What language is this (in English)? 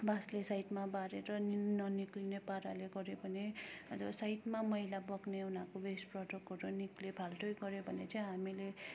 Nepali